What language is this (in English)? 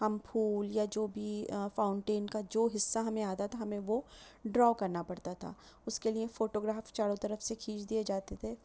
Urdu